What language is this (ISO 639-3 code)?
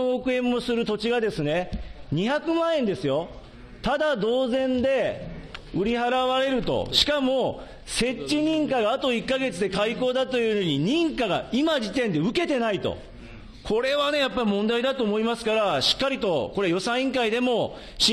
jpn